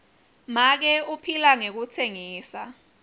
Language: Swati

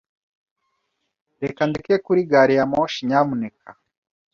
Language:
Kinyarwanda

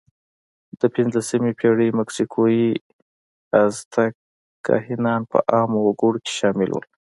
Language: Pashto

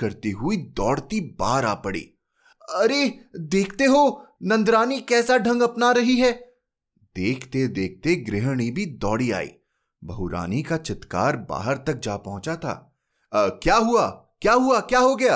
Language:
Hindi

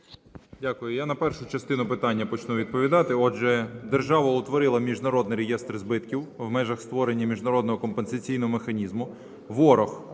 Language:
Ukrainian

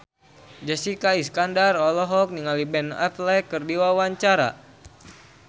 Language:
Sundanese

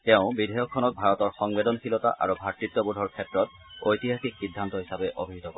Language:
Assamese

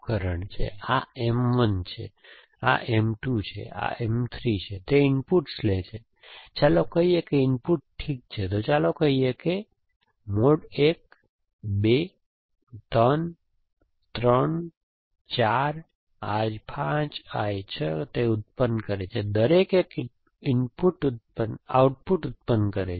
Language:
Gujarati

